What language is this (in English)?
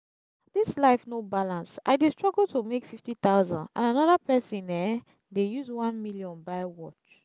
Nigerian Pidgin